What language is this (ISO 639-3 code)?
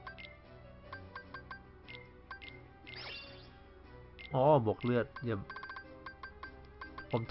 tha